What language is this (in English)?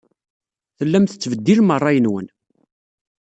Kabyle